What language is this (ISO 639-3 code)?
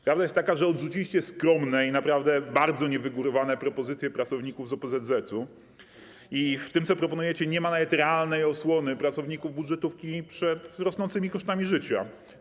pol